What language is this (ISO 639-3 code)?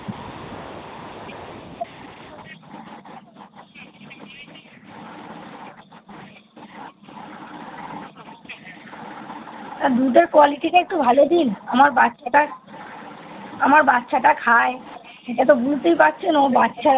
ben